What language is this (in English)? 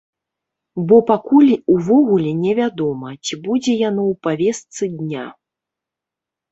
Belarusian